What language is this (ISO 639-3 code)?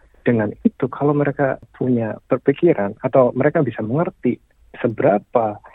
ind